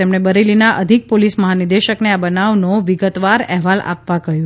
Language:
Gujarati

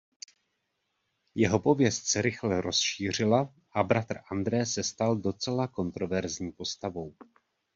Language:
Czech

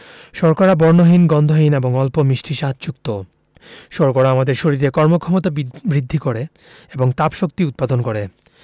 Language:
Bangla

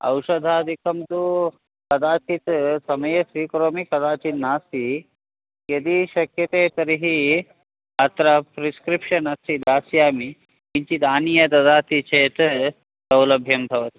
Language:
Sanskrit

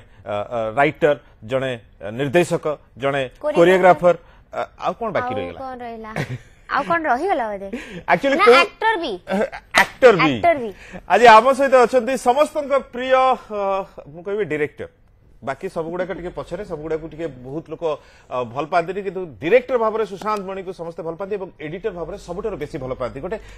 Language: Hindi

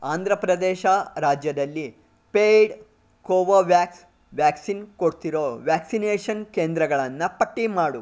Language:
Kannada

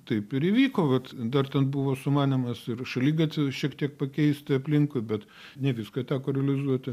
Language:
Lithuanian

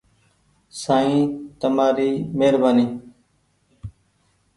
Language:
Goaria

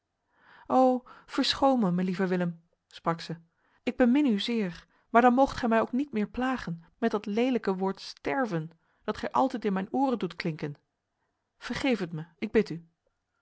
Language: Dutch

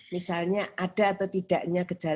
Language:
Indonesian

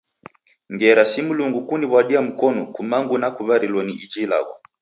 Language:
Taita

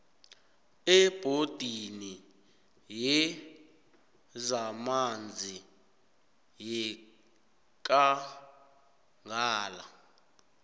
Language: South Ndebele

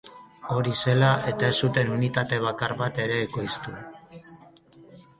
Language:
Basque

